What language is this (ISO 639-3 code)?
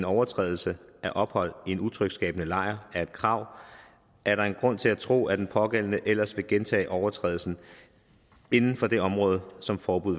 dan